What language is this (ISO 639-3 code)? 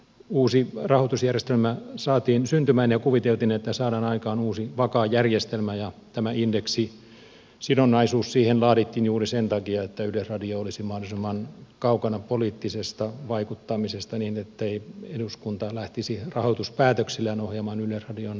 fin